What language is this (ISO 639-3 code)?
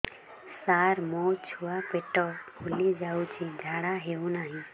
ori